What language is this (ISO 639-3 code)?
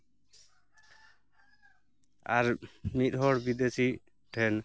sat